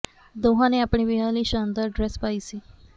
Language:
Punjabi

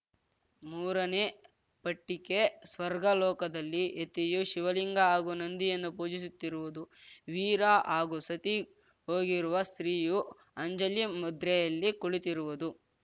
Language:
Kannada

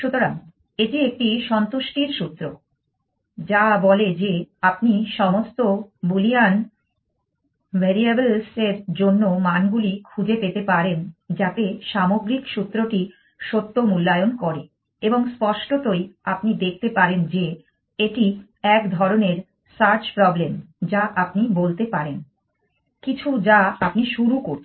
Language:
Bangla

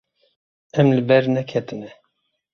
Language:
Kurdish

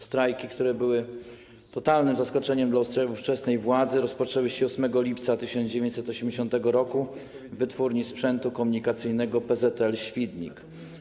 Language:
Polish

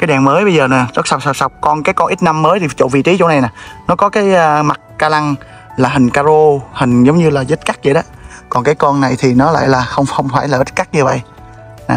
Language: Vietnamese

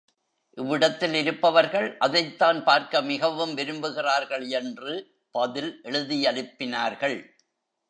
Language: Tamil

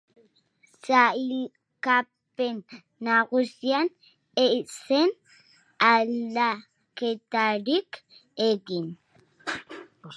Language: Basque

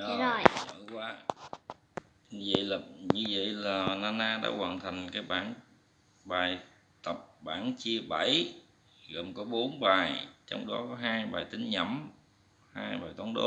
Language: Vietnamese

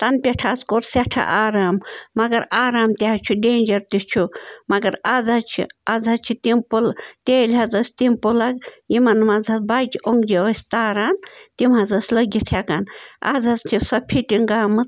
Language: Kashmiri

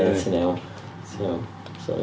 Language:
Welsh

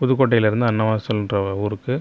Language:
Tamil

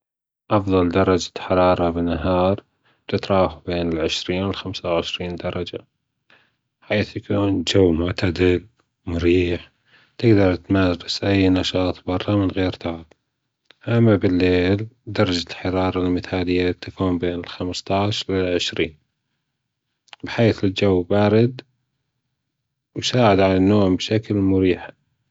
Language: Gulf Arabic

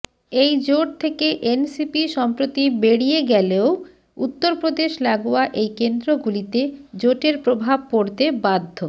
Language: Bangla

